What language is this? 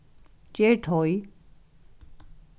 Faroese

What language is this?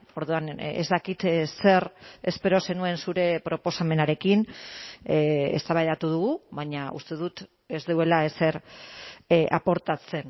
Basque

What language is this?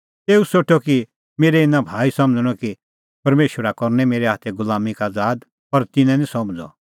Kullu Pahari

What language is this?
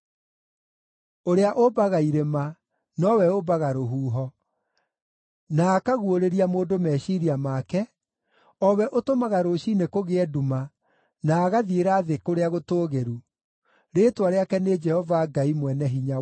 Kikuyu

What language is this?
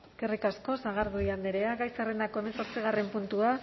Basque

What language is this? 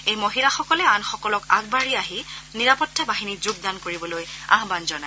Assamese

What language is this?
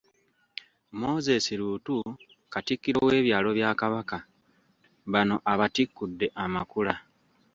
Ganda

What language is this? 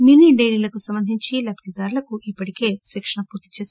Telugu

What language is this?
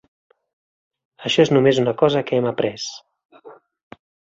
Catalan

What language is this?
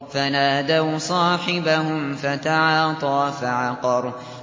Arabic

